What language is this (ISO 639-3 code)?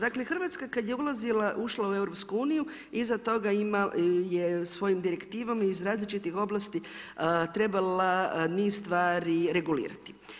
hrv